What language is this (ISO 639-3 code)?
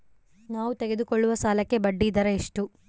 kan